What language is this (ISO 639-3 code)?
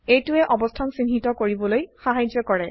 asm